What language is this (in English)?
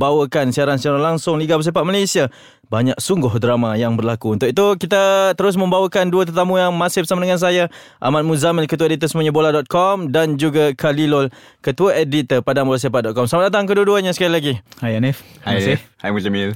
Malay